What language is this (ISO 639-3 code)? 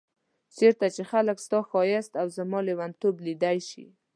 pus